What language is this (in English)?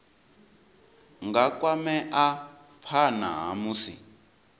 Venda